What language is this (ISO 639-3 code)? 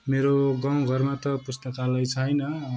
nep